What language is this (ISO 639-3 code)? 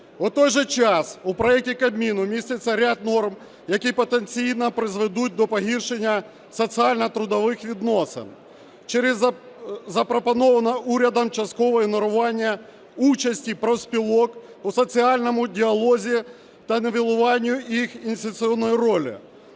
ukr